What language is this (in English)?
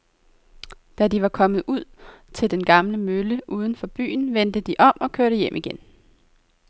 Danish